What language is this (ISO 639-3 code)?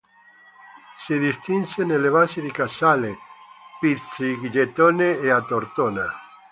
ita